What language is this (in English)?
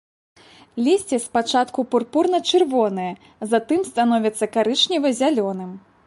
Belarusian